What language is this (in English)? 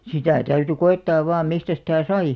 Finnish